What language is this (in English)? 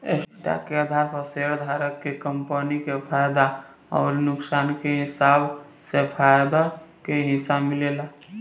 Bhojpuri